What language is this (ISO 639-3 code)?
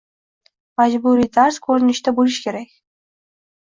uzb